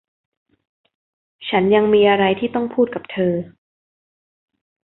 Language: Thai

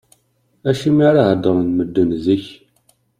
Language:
Kabyle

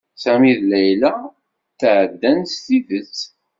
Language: Kabyle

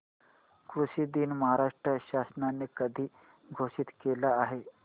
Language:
Marathi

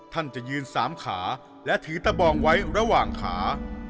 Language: Thai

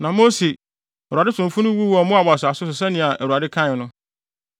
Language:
Akan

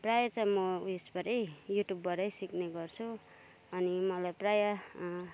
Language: Nepali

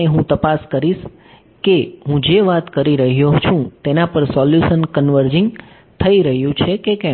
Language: Gujarati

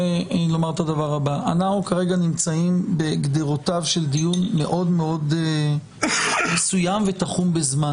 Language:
Hebrew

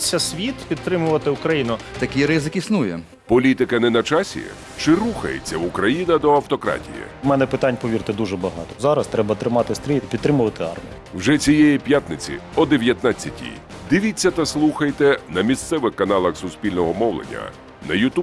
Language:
Ukrainian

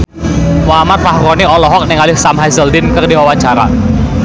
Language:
Sundanese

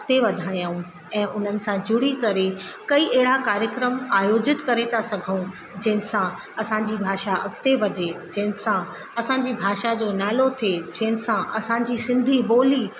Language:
Sindhi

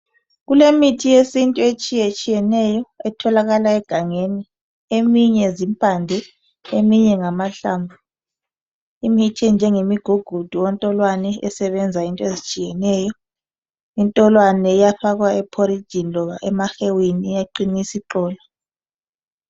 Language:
North Ndebele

